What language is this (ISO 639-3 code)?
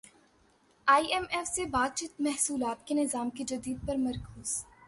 urd